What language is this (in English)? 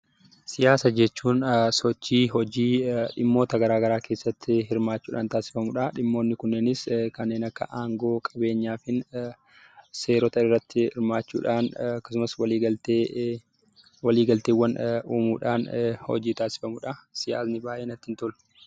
Oromo